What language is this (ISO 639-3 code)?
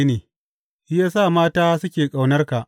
hau